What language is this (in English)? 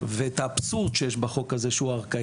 Hebrew